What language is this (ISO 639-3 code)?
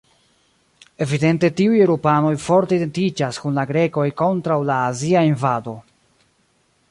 epo